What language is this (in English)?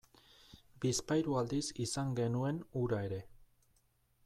Basque